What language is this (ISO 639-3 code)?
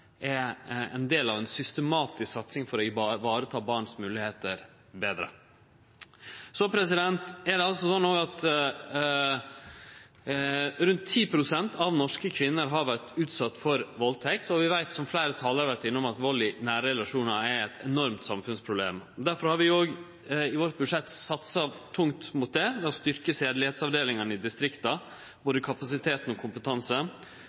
nno